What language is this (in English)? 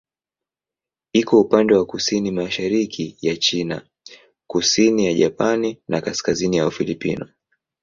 Swahili